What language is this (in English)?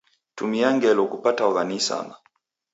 Taita